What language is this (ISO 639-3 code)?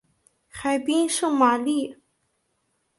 zho